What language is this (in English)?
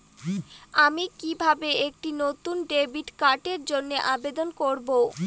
Bangla